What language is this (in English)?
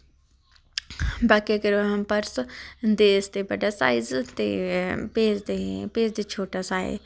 Dogri